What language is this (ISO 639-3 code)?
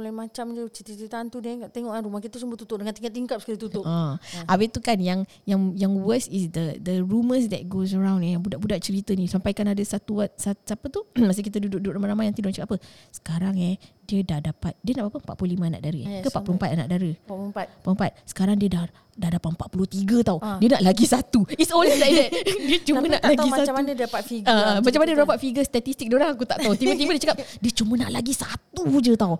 msa